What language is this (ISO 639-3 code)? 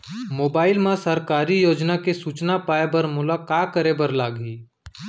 hne